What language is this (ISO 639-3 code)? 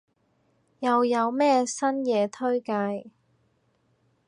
yue